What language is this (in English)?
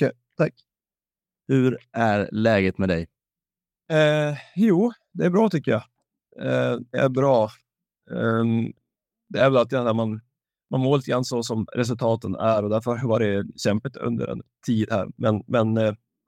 Swedish